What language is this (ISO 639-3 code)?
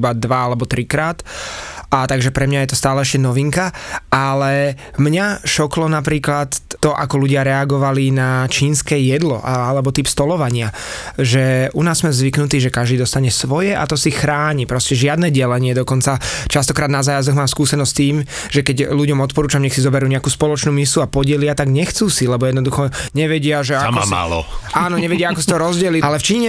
slk